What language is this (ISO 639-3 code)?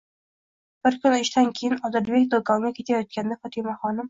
uzb